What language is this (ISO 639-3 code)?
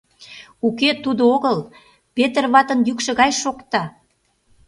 chm